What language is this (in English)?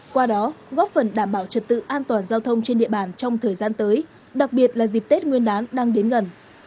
Vietnamese